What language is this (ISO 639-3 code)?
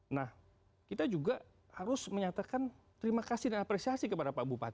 ind